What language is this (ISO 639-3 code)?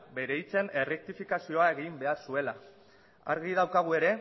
eus